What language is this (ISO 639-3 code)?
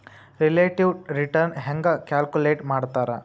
kan